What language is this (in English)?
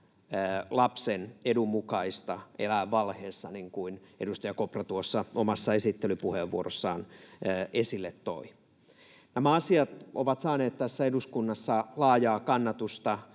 Finnish